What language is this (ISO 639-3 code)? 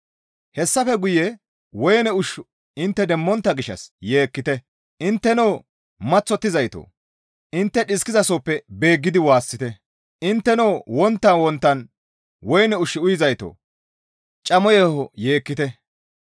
gmv